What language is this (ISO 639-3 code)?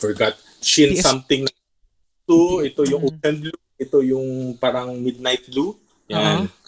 fil